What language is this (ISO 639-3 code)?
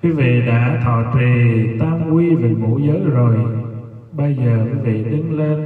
vie